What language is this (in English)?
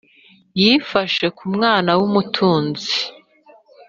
Kinyarwanda